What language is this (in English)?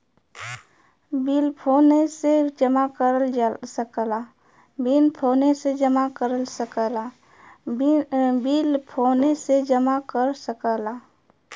Bhojpuri